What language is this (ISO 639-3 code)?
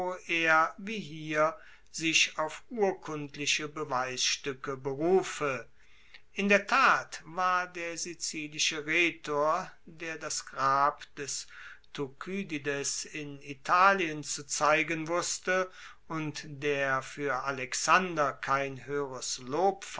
deu